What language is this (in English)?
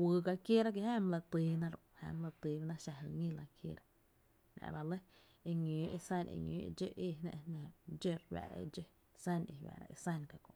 Tepinapa Chinantec